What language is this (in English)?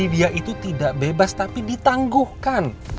Indonesian